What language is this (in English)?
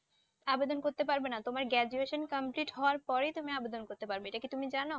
Bangla